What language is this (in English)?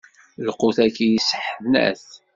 Kabyle